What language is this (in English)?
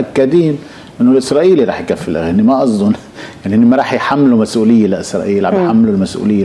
Arabic